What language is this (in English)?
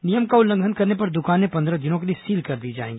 Hindi